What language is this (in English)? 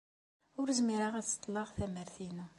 Kabyle